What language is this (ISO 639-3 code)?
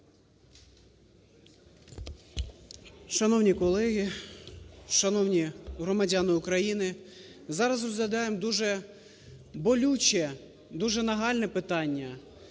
ukr